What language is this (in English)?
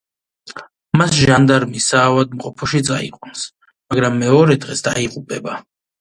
Georgian